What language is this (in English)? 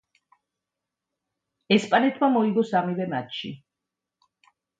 Georgian